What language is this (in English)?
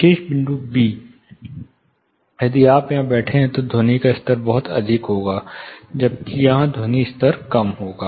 Hindi